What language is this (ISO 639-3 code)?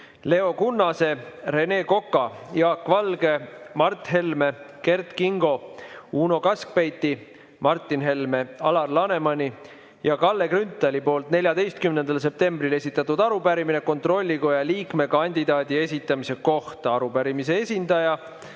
est